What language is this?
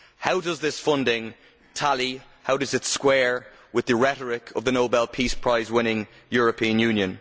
English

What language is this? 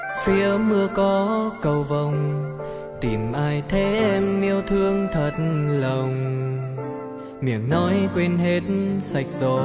Vietnamese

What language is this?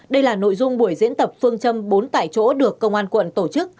Vietnamese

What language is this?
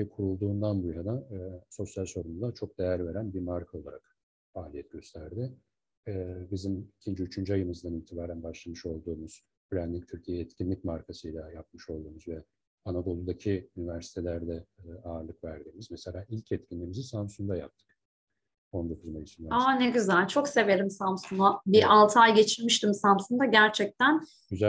Turkish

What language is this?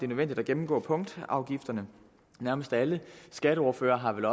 Danish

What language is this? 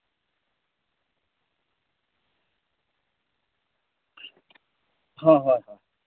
Santali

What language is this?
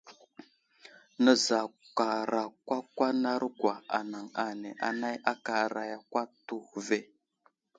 Wuzlam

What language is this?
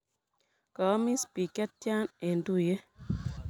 Kalenjin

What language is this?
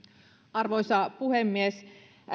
Finnish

